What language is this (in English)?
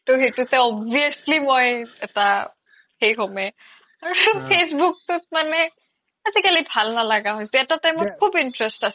Assamese